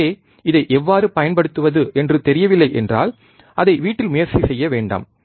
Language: Tamil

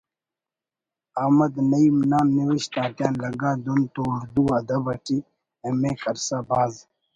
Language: Brahui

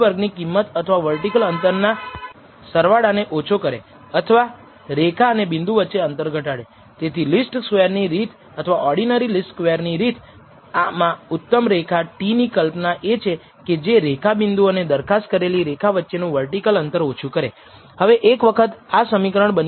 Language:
Gujarati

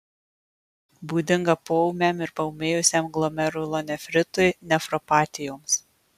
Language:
Lithuanian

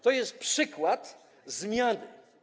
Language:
Polish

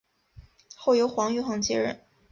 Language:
Chinese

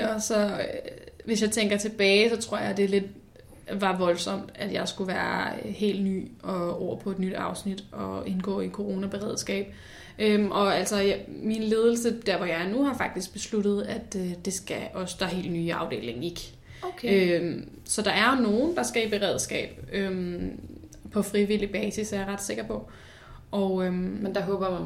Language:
Danish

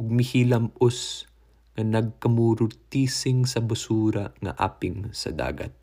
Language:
Filipino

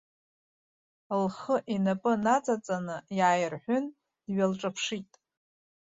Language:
Abkhazian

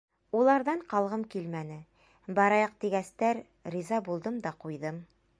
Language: Bashkir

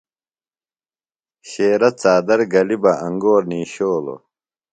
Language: Phalura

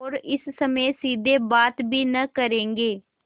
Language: Hindi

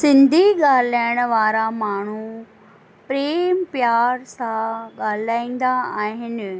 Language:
Sindhi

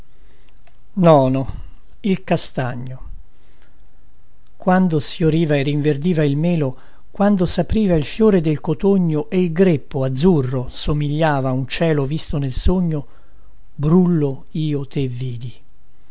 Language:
Italian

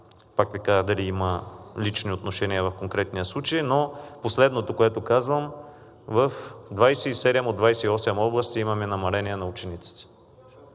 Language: Bulgarian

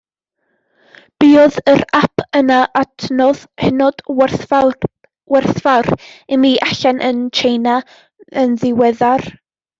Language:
Welsh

